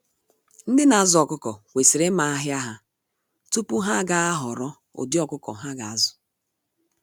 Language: Igbo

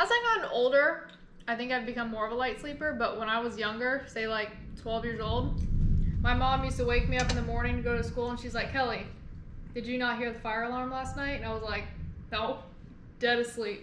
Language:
English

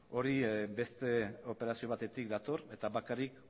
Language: Basque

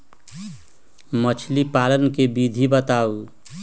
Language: Magahi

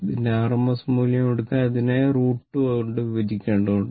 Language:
Malayalam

